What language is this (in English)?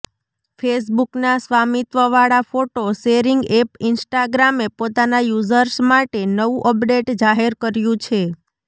Gujarati